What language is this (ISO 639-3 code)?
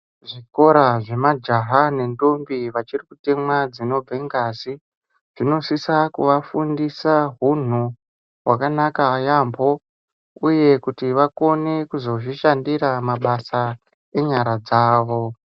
ndc